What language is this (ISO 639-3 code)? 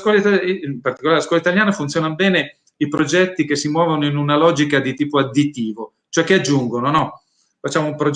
ita